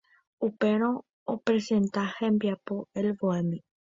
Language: Guarani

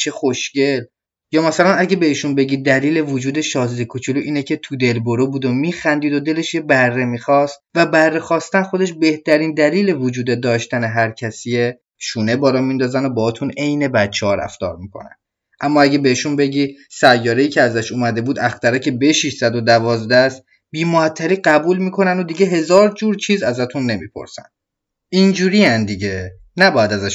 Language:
Persian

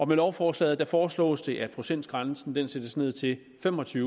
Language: Danish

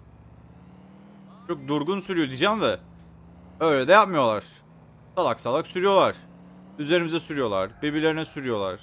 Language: Turkish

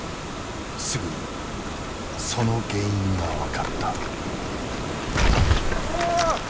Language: Japanese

